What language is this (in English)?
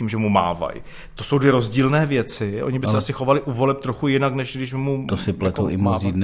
Czech